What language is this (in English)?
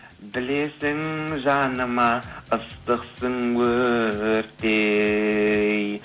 Kazakh